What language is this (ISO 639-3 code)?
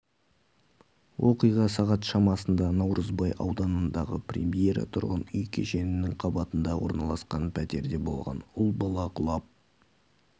kaz